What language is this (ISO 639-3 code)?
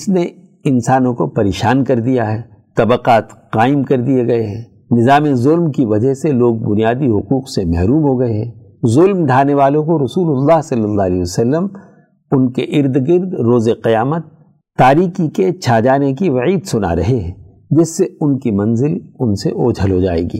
urd